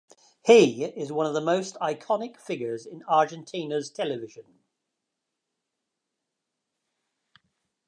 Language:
English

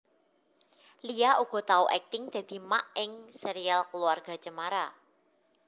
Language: Javanese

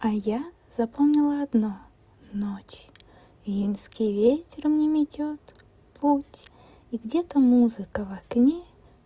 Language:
Russian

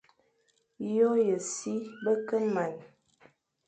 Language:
Fang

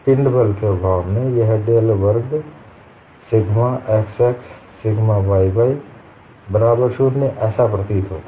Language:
Hindi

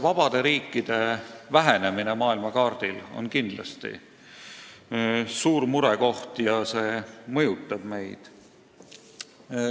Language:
Estonian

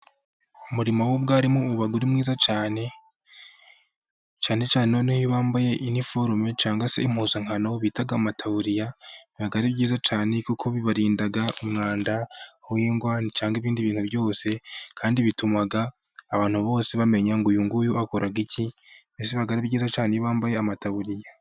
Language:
Kinyarwanda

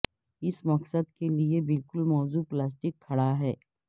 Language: Urdu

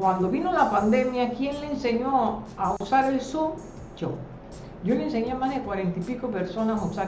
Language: Spanish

